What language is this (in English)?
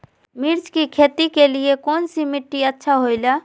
Magahi